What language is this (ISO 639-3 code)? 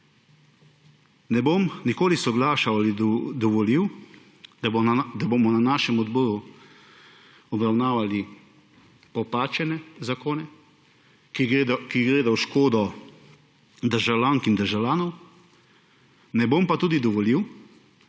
slv